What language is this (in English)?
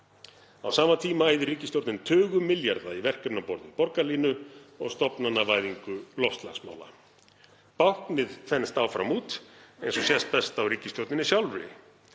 Icelandic